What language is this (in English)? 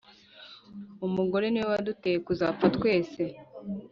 Kinyarwanda